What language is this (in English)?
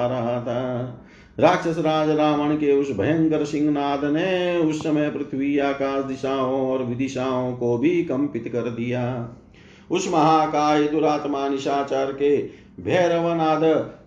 Hindi